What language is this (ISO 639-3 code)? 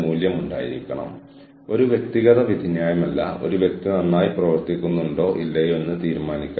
mal